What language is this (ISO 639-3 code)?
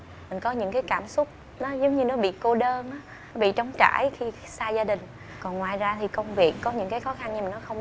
vie